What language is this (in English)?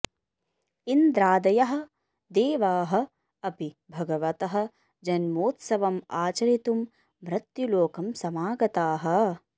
Sanskrit